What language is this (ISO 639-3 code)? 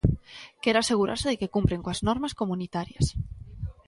glg